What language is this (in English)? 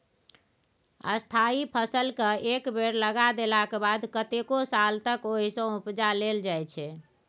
Maithili